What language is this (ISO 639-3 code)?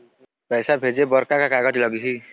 hne